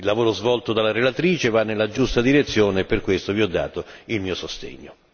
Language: Italian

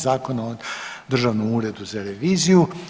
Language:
Croatian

